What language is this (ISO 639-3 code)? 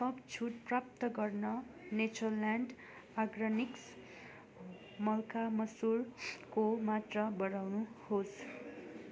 nep